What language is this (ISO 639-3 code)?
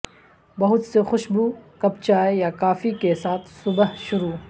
urd